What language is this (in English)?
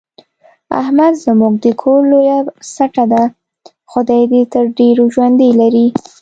Pashto